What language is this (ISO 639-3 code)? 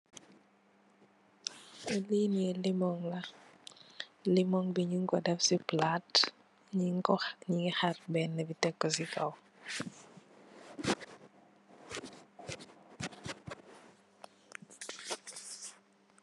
wol